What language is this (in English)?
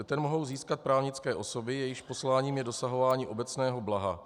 Czech